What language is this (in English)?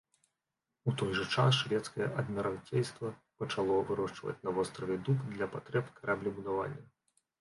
Belarusian